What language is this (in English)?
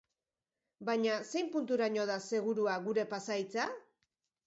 Basque